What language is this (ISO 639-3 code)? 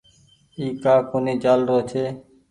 gig